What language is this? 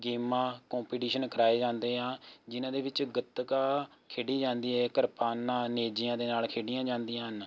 Punjabi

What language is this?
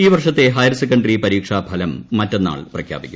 Malayalam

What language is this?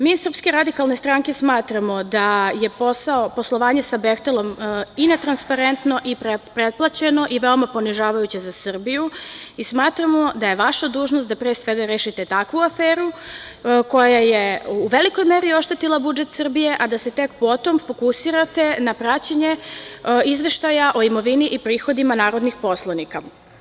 Serbian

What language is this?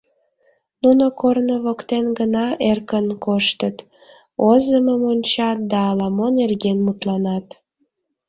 Mari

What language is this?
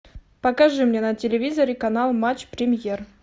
Russian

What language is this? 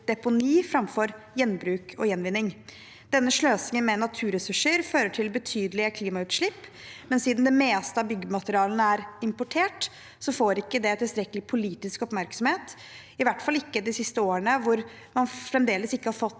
Norwegian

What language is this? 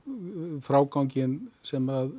Icelandic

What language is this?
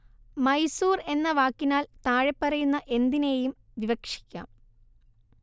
Malayalam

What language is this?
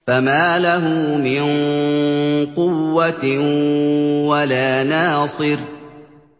Arabic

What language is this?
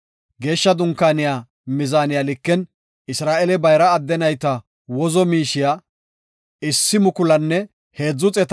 Gofa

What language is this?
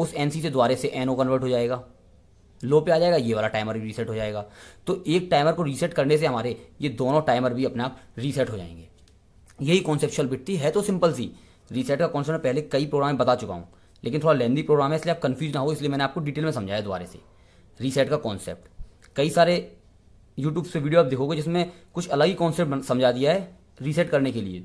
Hindi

